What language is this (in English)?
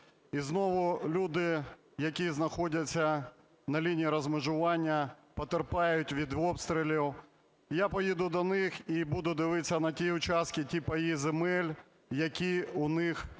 Ukrainian